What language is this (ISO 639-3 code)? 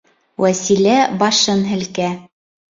bak